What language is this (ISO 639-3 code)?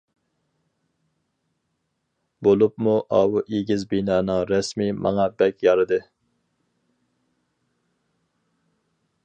uig